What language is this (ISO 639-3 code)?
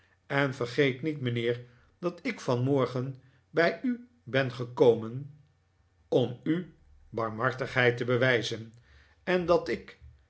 nld